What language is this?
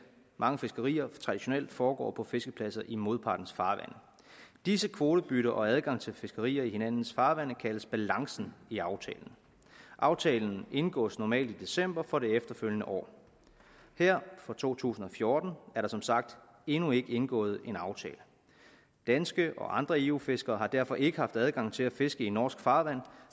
Danish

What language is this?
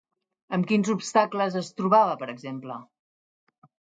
Catalan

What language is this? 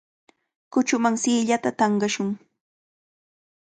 Cajatambo North Lima Quechua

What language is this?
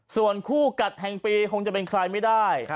Thai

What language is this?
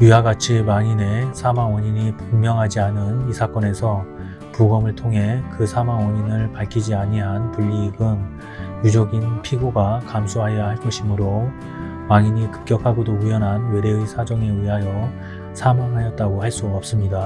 Korean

